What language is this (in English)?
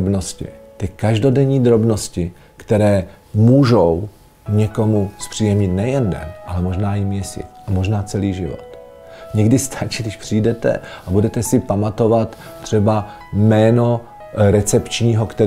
Czech